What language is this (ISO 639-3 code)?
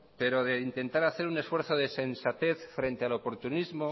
spa